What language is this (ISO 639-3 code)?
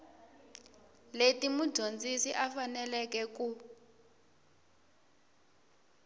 tso